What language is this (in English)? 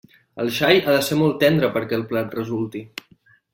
Catalan